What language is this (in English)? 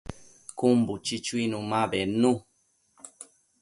Matsés